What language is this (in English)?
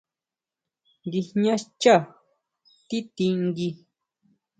Huautla Mazatec